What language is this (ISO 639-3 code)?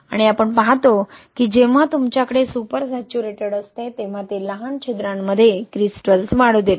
mar